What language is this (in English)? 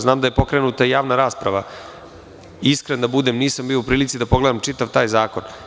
Serbian